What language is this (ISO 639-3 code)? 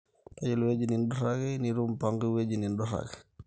mas